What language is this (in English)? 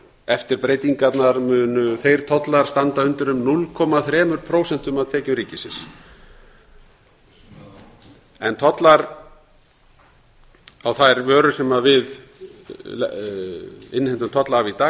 Icelandic